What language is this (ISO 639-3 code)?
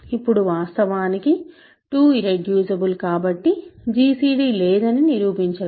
tel